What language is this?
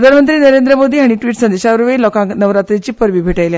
Konkani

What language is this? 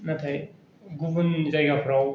Bodo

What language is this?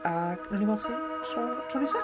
Welsh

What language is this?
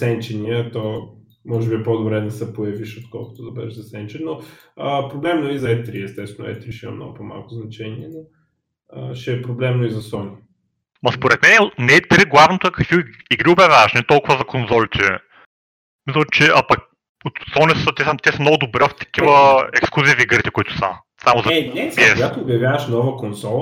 Bulgarian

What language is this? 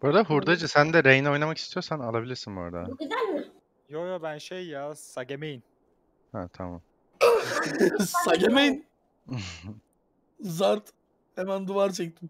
Turkish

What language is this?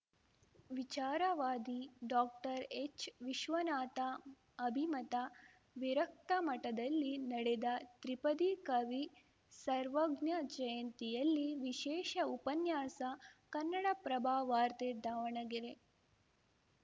Kannada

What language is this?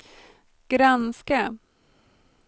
Swedish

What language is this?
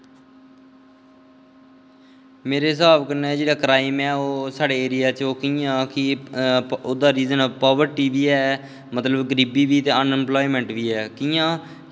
Dogri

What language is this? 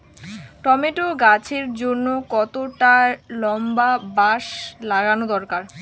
Bangla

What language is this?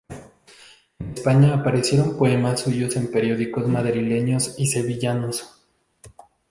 Spanish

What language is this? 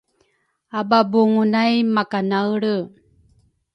Rukai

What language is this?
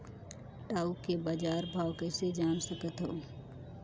Chhattisgarhi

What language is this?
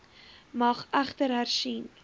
Afrikaans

